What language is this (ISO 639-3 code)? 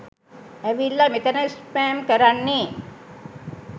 sin